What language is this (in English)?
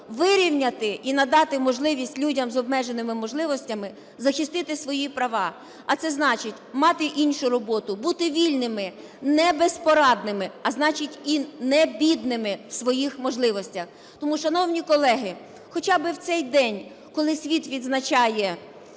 Ukrainian